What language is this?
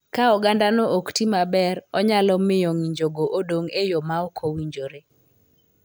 Luo (Kenya and Tanzania)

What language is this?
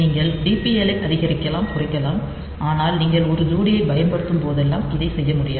Tamil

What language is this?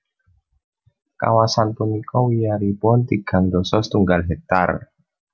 Javanese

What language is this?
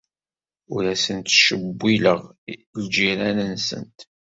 Kabyle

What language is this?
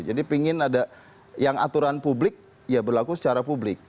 Indonesian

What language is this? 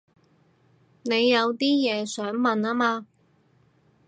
Cantonese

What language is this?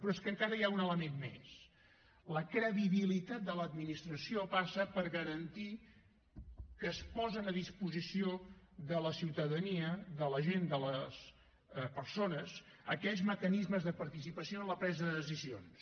Catalan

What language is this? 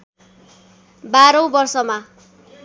Nepali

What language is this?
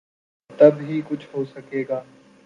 Urdu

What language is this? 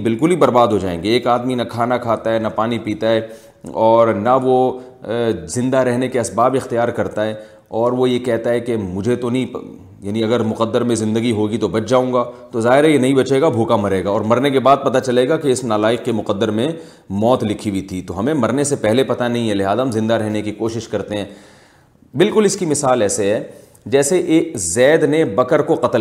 Urdu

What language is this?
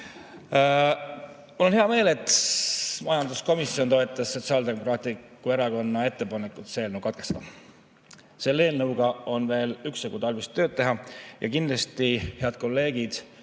Estonian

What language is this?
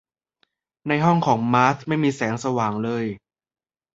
Thai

